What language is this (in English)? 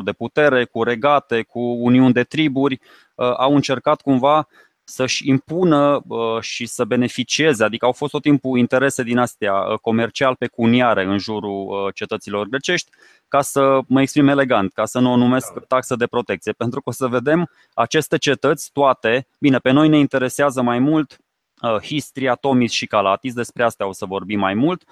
Romanian